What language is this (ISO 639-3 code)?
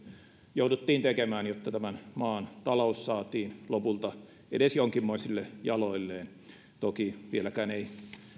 fin